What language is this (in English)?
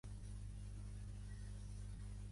Catalan